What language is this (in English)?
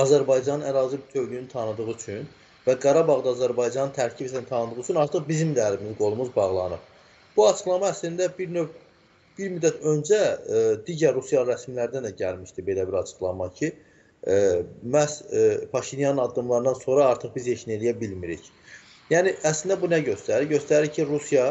Turkish